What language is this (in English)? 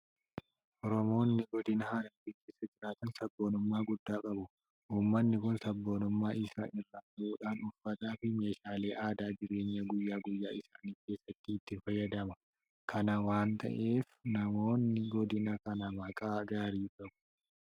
Oromo